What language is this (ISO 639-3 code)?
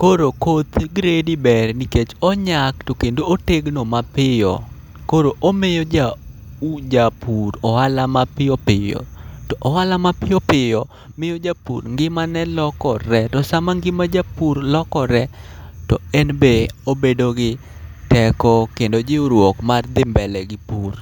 luo